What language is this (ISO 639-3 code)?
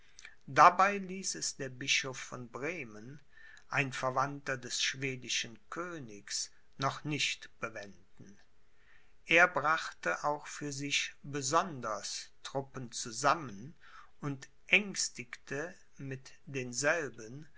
deu